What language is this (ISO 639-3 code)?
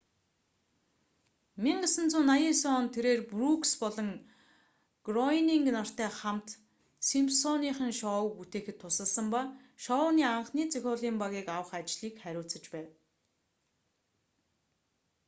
mon